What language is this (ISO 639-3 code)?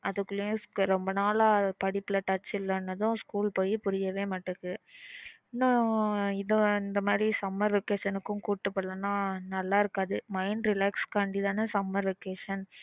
tam